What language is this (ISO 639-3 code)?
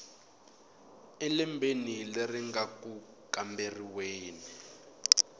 tso